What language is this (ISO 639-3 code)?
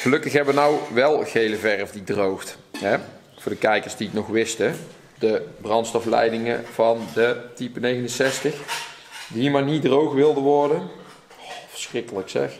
nld